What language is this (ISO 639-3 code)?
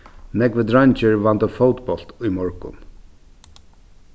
fao